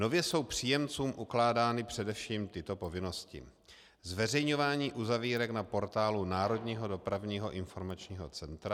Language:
Czech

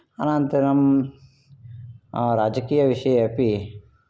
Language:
Sanskrit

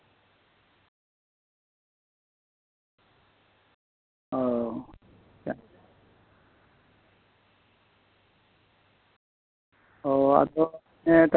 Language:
Santali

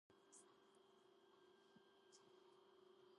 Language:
Georgian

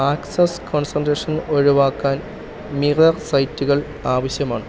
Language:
Malayalam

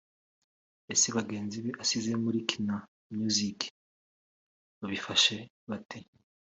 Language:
Kinyarwanda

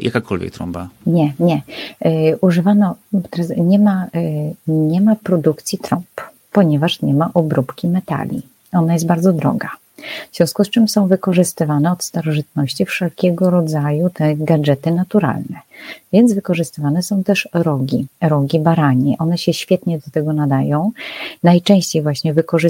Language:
Polish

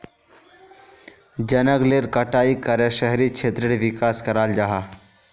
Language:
Magahi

